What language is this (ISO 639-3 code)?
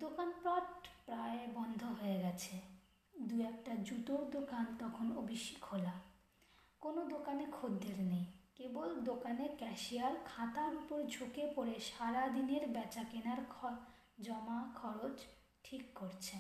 ben